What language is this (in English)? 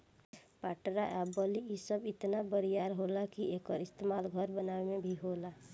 Bhojpuri